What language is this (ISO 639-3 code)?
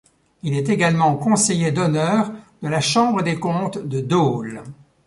fra